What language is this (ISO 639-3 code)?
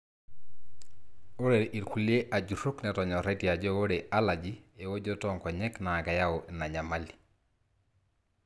mas